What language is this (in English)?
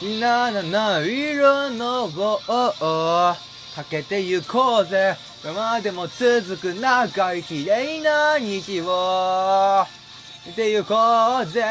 Japanese